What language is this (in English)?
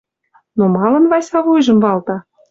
Western Mari